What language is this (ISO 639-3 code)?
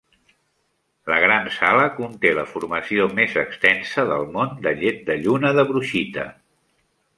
cat